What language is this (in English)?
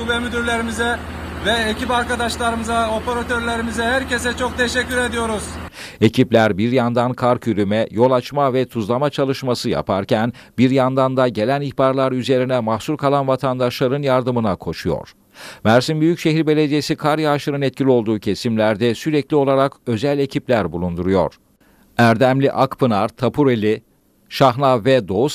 Turkish